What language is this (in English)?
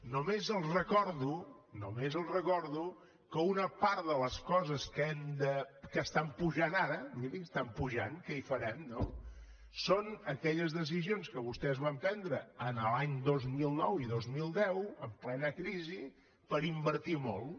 Catalan